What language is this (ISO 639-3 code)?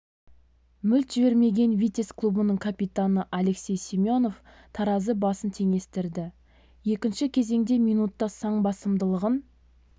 kaz